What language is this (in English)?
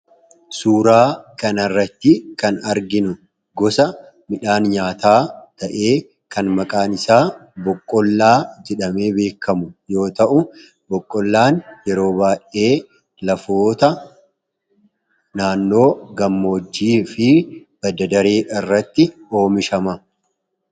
Oromo